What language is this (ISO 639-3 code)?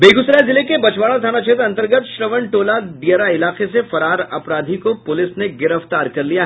hin